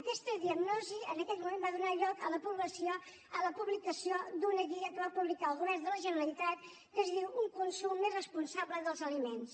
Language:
Catalan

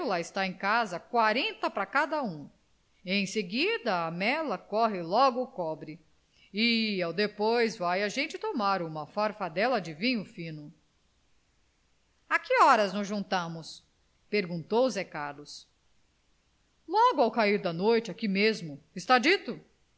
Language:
Portuguese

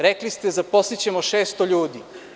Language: Serbian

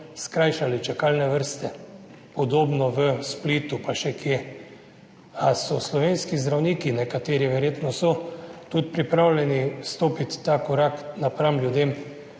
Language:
Slovenian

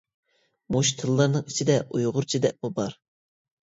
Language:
Uyghur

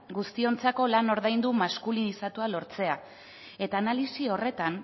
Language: Basque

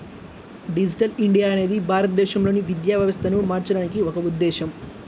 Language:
Telugu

